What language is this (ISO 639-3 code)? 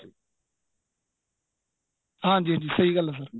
pan